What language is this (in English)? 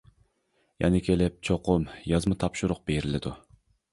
Uyghur